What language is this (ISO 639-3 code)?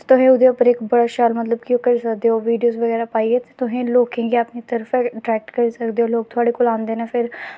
doi